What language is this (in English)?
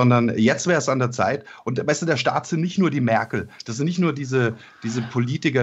German